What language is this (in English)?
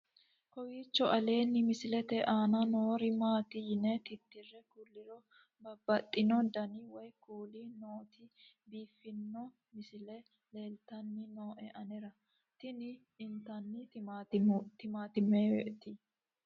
Sidamo